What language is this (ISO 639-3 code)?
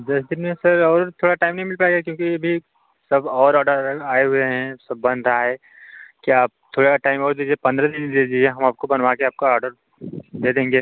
hin